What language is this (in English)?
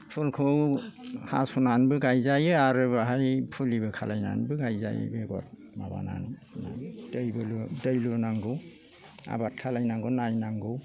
Bodo